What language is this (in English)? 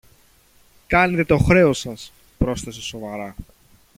Greek